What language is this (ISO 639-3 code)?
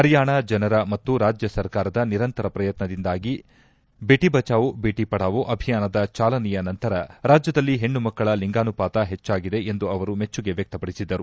kan